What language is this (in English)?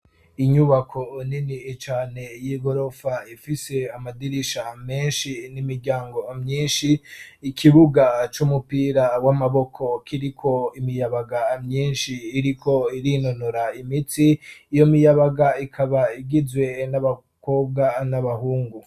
Rundi